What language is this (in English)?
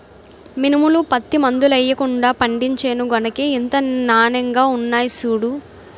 Telugu